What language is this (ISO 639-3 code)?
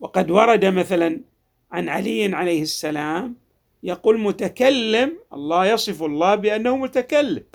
ara